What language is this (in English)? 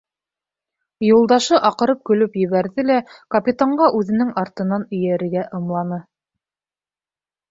Bashkir